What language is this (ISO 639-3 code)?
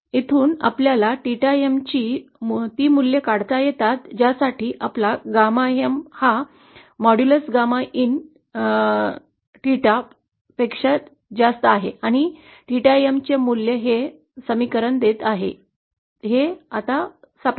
mar